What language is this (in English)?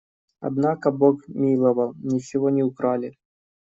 Russian